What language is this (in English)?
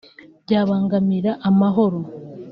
Kinyarwanda